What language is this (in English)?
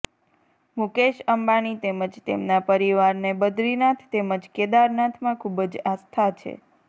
Gujarati